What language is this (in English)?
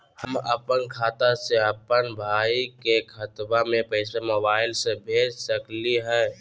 Magahi